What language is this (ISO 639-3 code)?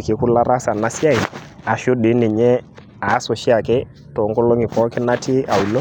mas